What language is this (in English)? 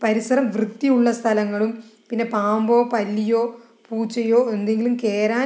Malayalam